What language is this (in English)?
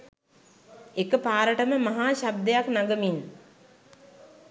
Sinhala